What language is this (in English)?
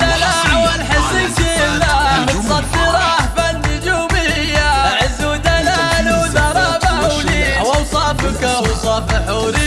Arabic